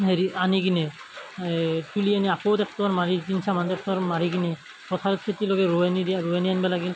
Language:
Assamese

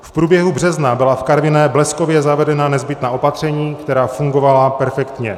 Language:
Czech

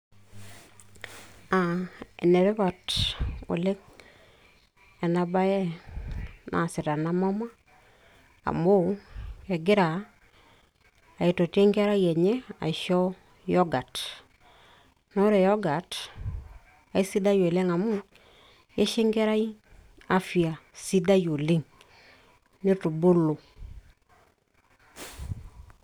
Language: Masai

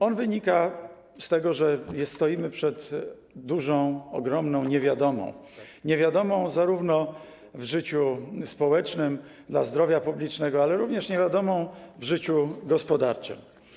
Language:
Polish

